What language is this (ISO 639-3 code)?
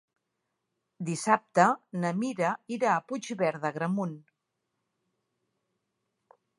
cat